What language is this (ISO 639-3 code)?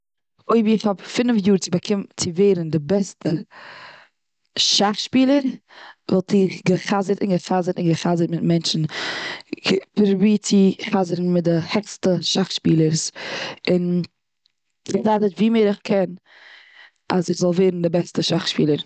yid